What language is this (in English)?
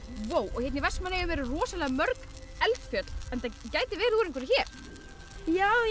Icelandic